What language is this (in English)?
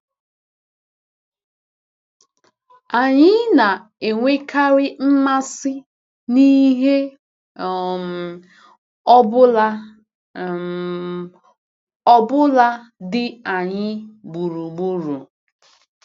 Igbo